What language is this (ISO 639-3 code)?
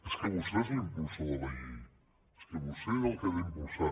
cat